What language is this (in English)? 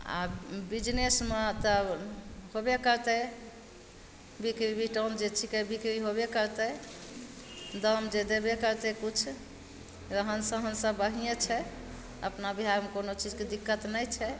Maithili